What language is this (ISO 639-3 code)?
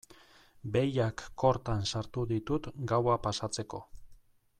eus